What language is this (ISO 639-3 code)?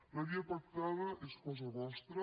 cat